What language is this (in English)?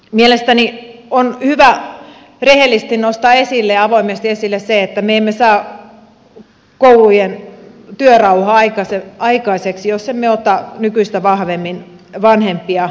Finnish